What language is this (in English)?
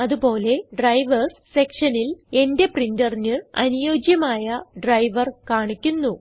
Malayalam